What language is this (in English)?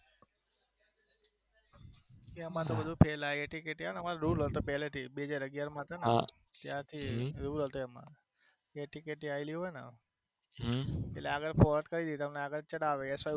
Gujarati